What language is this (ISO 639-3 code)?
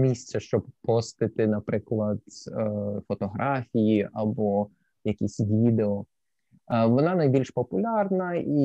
ukr